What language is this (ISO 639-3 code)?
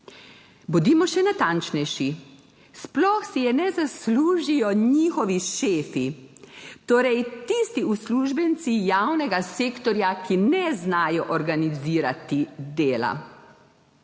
slv